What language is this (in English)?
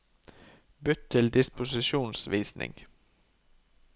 Norwegian